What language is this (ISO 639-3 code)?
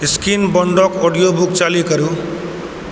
mai